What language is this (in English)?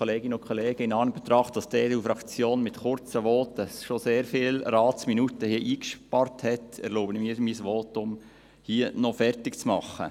Swiss German